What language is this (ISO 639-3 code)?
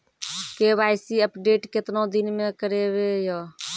mai